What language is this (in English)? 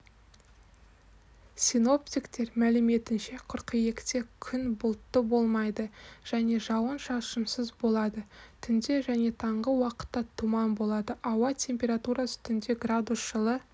Kazakh